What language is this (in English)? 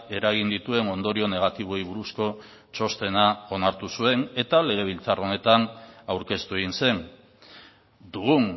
Basque